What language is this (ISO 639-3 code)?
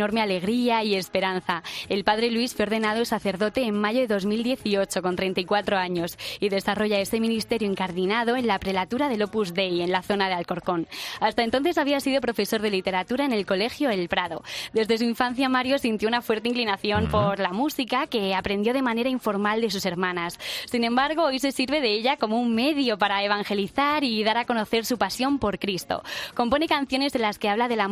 spa